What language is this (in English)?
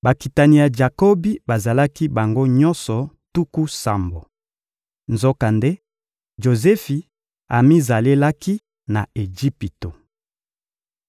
Lingala